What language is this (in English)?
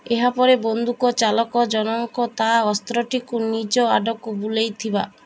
Odia